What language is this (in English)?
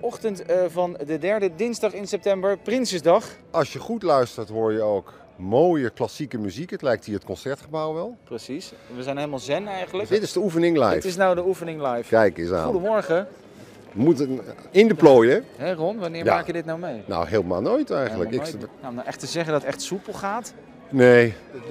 Dutch